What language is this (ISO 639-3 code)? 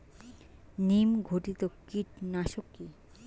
ben